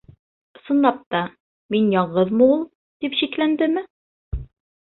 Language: Bashkir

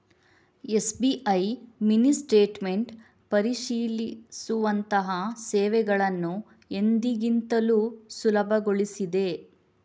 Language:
Kannada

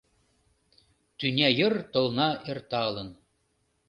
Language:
Mari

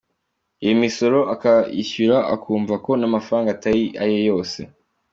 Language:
Kinyarwanda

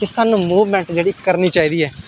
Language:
Dogri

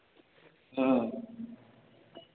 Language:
Maithili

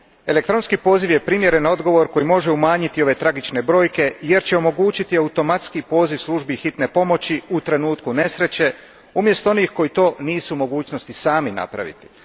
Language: Croatian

